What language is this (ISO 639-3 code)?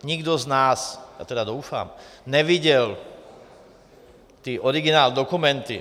ces